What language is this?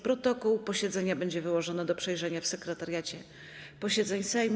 Polish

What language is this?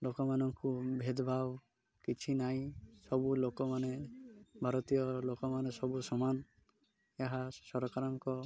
Odia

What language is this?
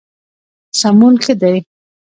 Pashto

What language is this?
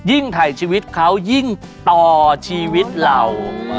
Thai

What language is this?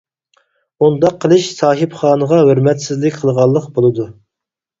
Uyghur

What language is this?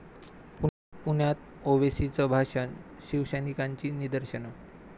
Marathi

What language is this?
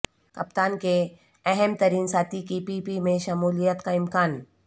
Urdu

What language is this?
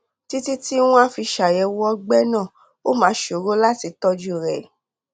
Yoruba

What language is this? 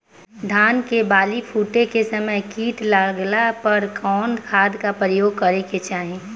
Bhojpuri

